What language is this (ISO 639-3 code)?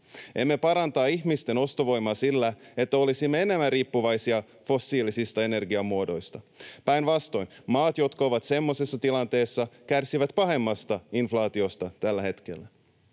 fin